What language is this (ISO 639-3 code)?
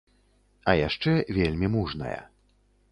bel